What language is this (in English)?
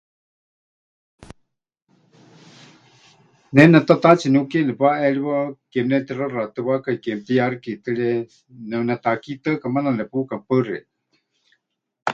Huichol